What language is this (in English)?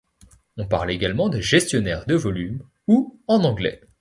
French